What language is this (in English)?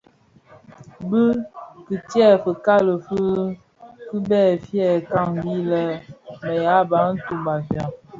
Bafia